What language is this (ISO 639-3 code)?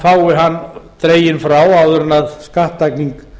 isl